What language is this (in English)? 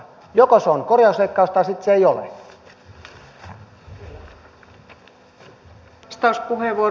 Finnish